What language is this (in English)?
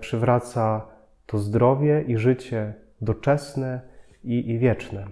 Polish